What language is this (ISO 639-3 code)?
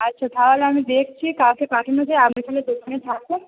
ben